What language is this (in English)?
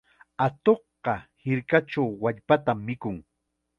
Chiquián Ancash Quechua